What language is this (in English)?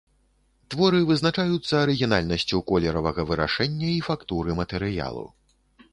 Belarusian